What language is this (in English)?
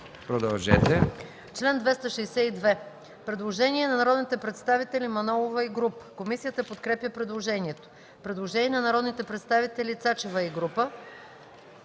Bulgarian